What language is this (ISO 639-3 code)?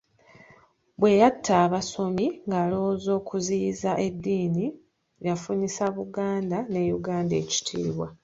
lug